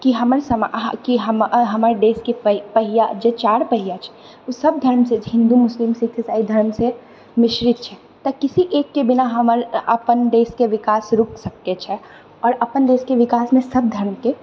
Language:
Maithili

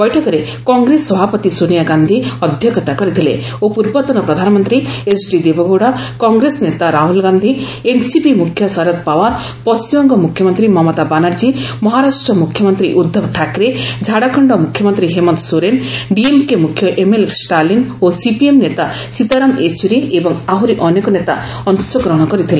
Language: Odia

